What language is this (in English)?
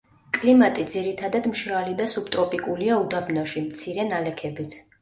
Georgian